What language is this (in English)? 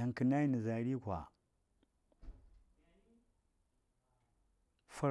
Saya